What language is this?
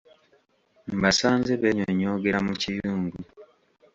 Ganda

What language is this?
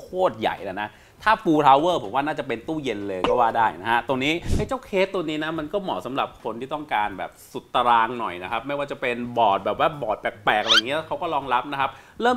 Thai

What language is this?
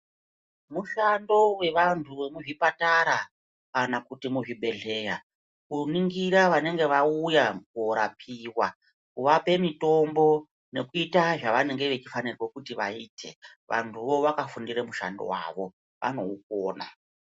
Ndau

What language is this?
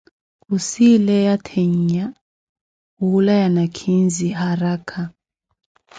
Koti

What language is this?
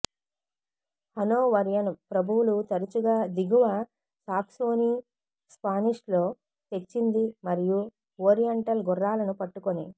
Telugu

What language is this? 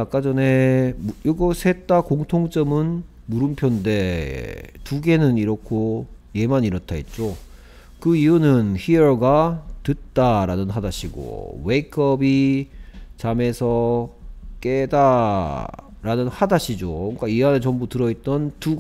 Korean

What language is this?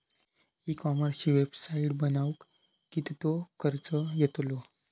Marathi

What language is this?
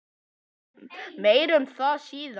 Icelandic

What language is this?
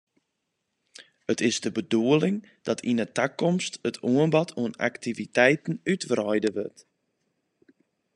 Western Frisian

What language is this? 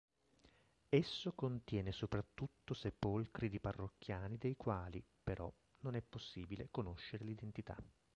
Italian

